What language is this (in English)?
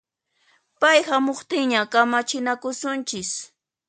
Puno Quechua